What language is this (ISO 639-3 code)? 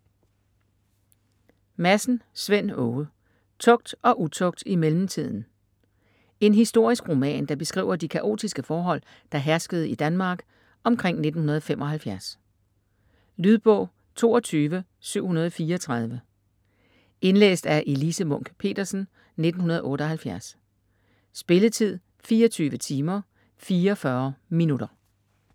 dan